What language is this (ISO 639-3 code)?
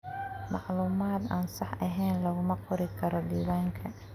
som